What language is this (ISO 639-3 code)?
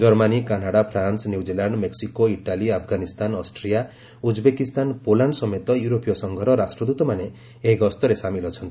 ori